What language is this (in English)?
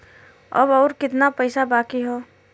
Bhojpuri